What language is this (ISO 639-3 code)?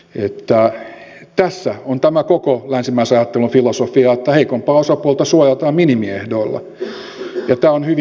fin